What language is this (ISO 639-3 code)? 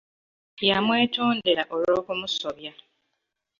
lug